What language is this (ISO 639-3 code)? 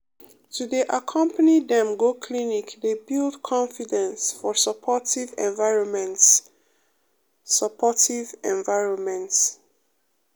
pcm